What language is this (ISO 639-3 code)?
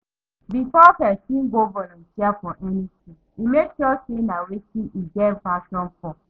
pcm